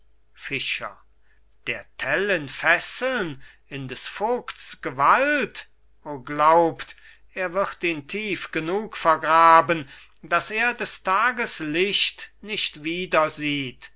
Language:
German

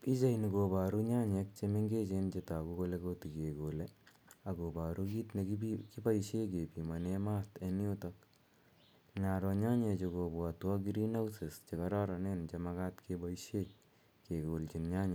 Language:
Kalenjin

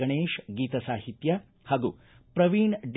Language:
Kannada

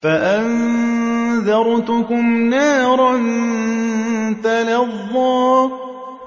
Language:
Arabic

